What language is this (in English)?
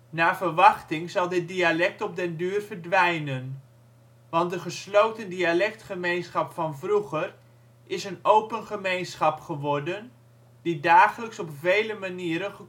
Dutch